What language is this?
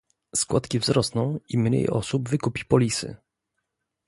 Polish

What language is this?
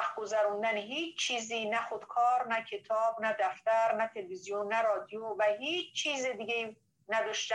Persian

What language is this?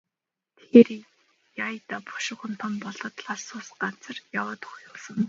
Mongolian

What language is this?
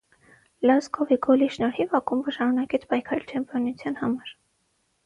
Armenian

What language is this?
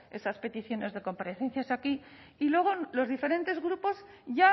Spanish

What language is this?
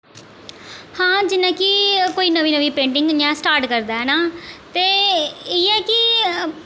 Dogri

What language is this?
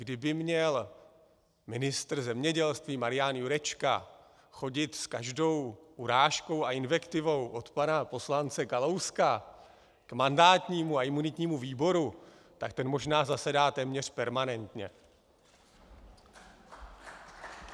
Czech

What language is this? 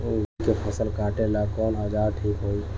Bhojpuri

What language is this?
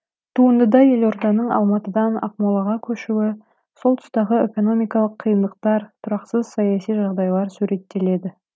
Kazakh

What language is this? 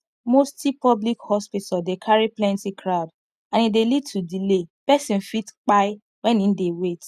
Nigerian Pidgin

